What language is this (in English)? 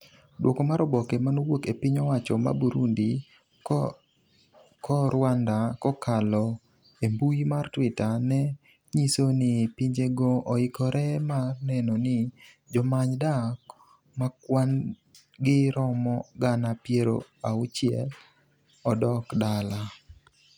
Luo (Kenya and Tanzania)